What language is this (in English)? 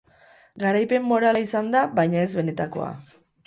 Basque